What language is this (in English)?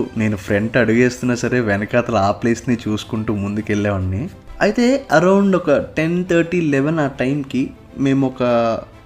Telugu